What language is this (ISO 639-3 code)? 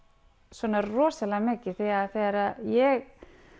isl